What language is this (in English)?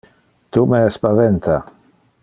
Interlingua